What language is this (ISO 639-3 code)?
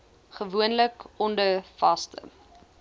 afr